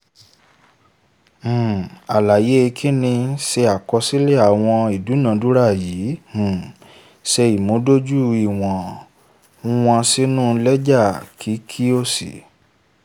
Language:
Yoruba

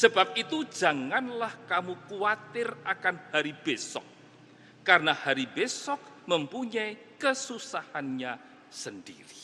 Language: Indonesian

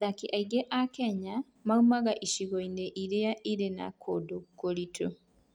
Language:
Kikuyu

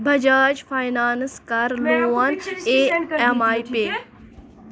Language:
Kashmiri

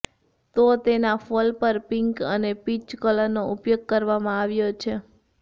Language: Gujarati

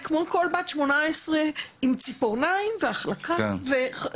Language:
Hebrew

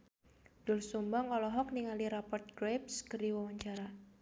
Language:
Sundanese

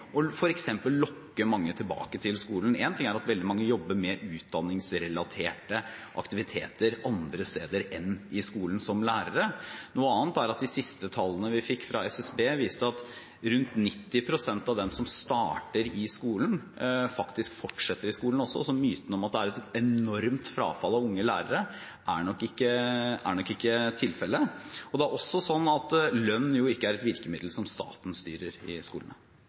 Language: Norwegian Bokmål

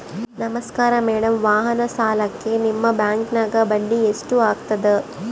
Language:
Kannada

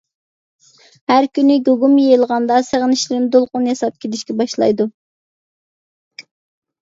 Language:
Uyghur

